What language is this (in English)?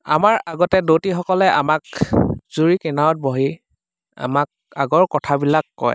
Assamese